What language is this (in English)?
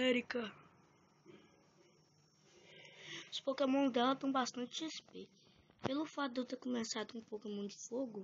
Portuguese